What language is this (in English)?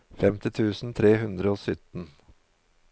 Norwegian